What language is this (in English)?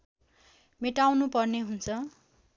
Nepali